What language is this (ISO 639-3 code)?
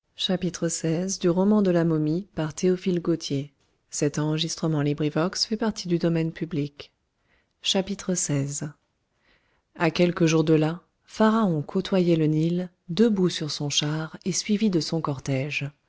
fra